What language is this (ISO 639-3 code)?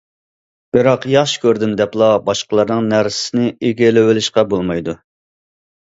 uig